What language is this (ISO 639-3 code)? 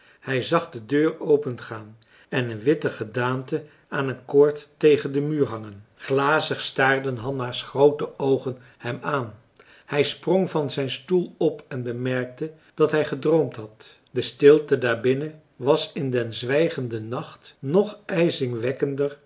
nld